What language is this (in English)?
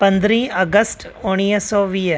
Sindhi